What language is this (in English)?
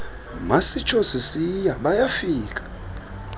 Xhosa